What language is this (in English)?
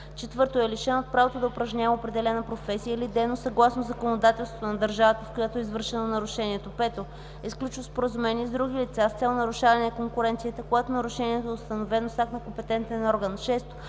Bulgarian